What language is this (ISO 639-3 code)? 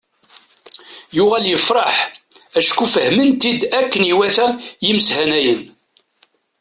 kab